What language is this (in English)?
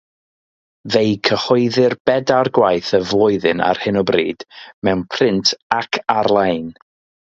Welsh